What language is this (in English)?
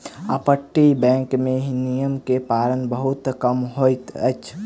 Maithili